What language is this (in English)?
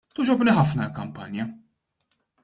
Maltese